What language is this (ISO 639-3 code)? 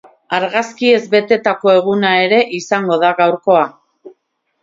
eus